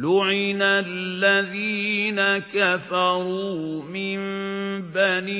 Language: Arabic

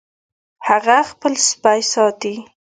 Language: Pashto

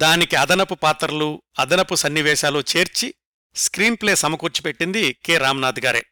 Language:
Telugu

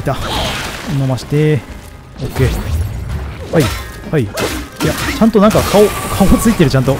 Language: Japanese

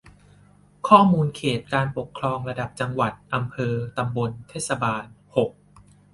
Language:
Thai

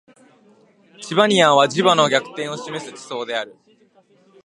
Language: Japanese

